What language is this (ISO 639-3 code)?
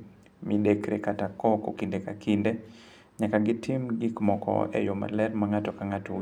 luo